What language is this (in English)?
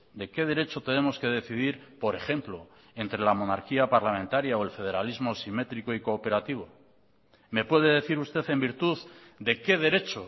Spanish